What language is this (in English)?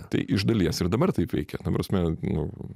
Lithuanian